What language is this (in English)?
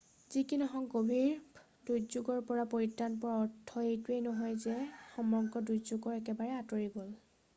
Assamese